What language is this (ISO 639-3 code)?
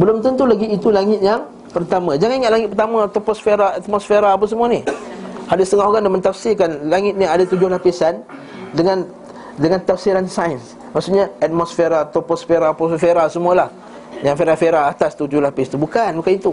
msa